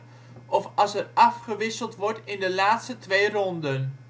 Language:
Dutch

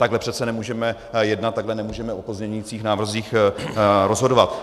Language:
Czech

